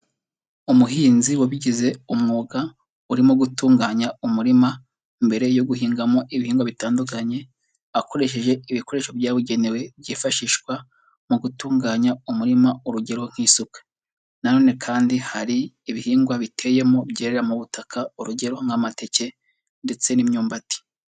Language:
Kinyarwanda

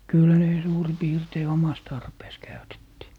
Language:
Finnish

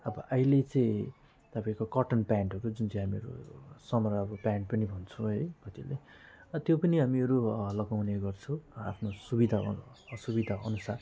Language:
Nepali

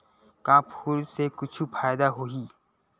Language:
Chhattisgarhi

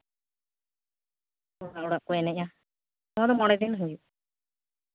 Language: Santali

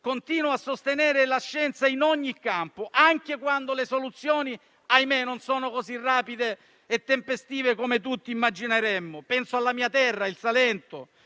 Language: Italian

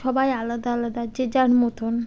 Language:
Bangla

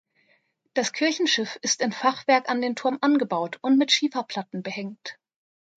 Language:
German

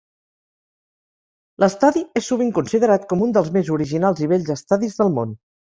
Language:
Catalan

